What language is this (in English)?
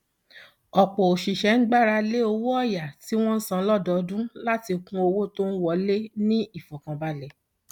Yoruba